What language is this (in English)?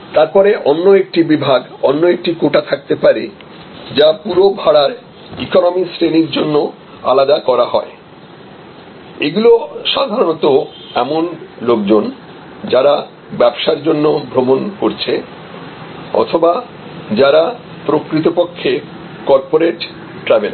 Bangla